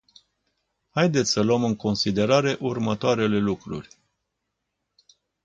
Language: Romanian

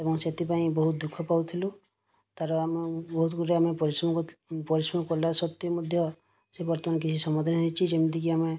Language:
Odia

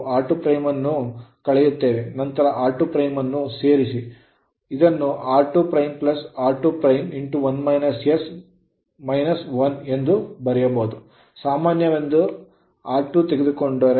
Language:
Kannada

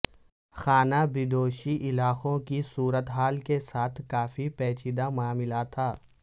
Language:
Urdu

